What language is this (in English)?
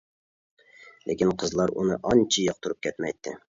Uyghur